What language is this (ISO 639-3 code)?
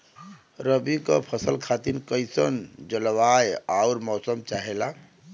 bho